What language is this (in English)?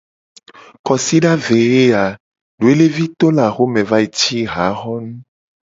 Gen